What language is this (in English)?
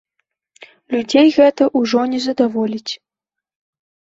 Belarusian